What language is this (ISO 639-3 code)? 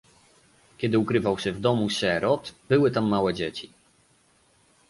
pol